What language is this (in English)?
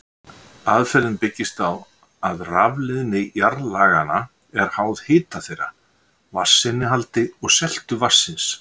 Icelandic